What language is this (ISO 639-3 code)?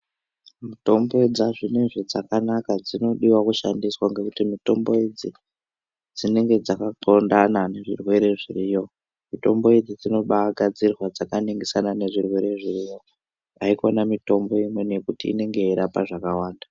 ndc